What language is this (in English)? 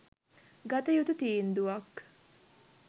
Sinhala